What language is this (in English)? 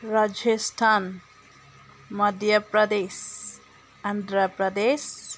Manipuri